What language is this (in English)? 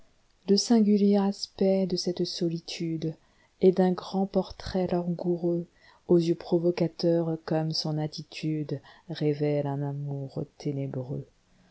French